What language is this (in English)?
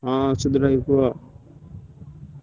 Odia